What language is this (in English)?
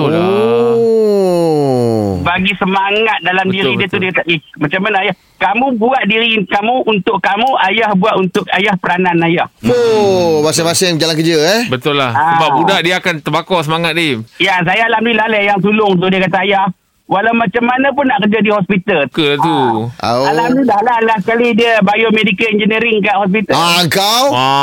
Malay